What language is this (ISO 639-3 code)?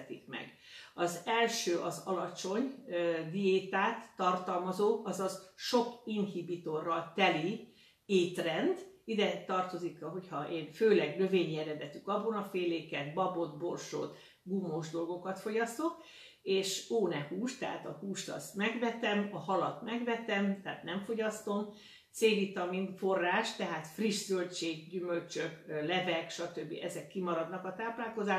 hun